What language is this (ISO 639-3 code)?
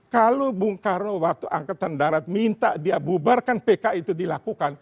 ind